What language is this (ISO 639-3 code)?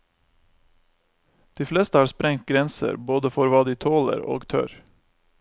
nor